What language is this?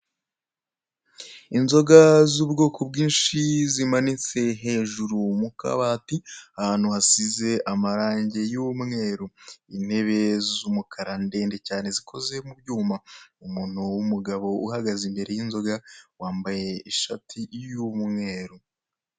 Kinyarwanda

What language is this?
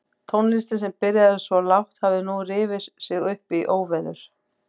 Icelandic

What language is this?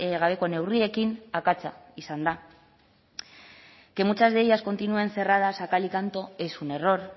Spanish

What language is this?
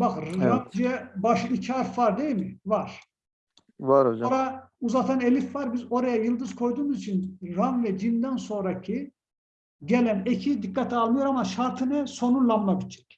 Turkish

